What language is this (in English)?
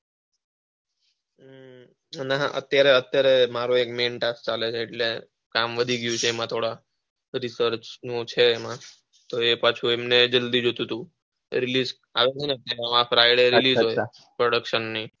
Gujarati